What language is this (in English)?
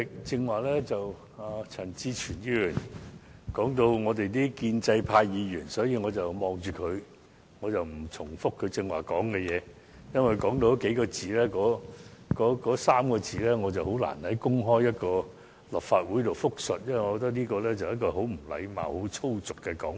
Cantonese